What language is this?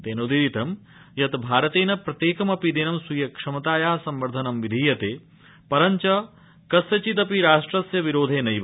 Sanskrit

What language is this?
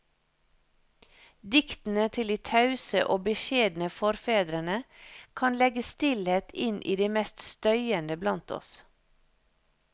Norwegian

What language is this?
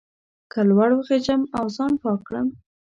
Pashto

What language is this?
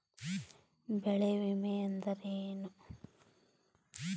Kannada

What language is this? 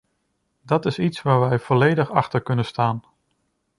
Dutch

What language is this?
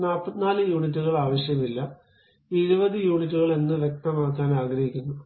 Malayalam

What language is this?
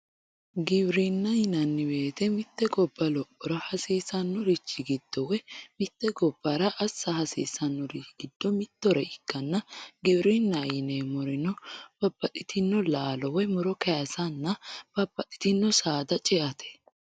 Sidamo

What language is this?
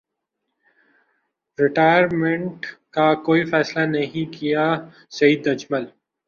Urdu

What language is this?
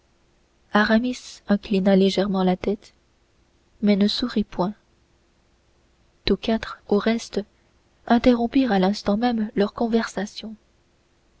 French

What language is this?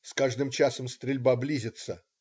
Russian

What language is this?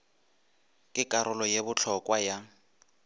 Northern Sotho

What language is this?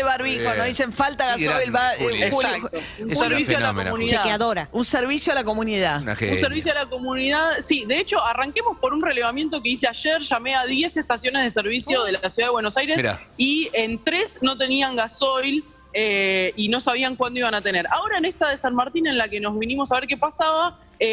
Spanish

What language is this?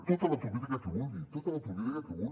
Catalan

